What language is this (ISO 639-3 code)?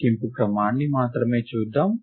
tel